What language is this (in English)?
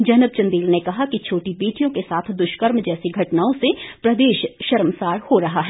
Hindi